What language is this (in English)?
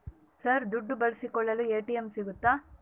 Kannada